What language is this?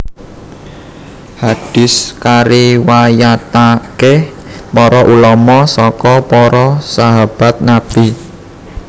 Javanese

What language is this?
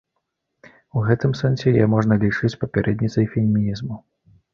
Belarusian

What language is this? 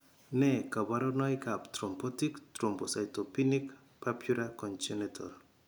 Kalenjin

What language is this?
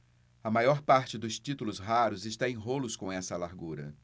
Portuguese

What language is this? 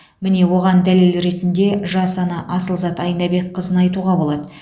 Kazakh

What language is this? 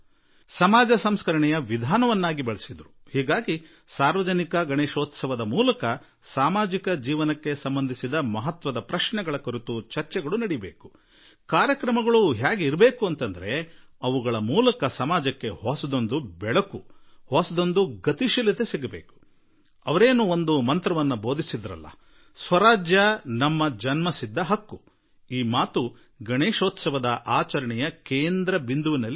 Kannada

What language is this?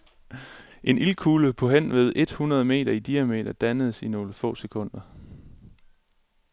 Danish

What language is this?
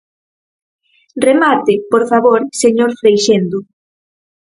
Galician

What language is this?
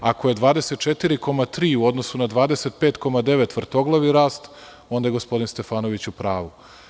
Serbian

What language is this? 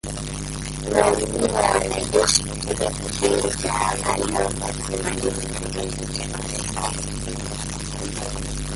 Swahili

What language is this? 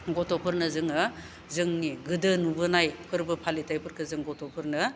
Bodo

